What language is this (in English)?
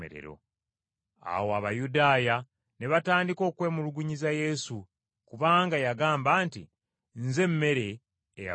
Ganda